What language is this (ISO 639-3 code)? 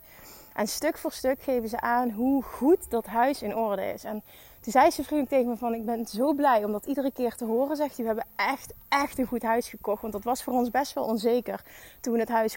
nld